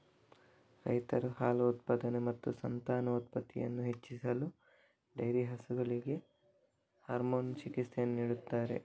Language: Kannada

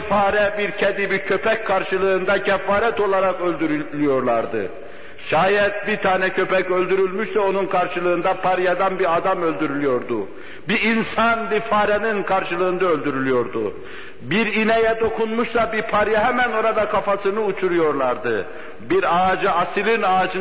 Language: Turkish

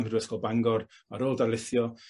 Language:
Welsh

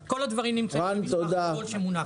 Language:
Hebrew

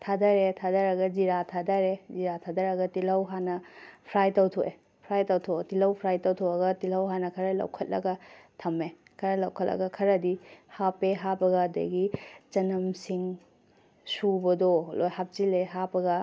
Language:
Manipuri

